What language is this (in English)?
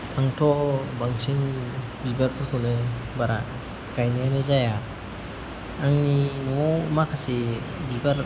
Bodo